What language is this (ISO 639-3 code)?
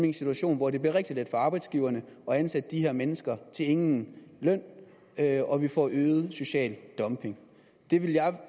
dan